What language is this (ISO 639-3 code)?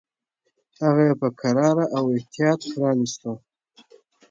pus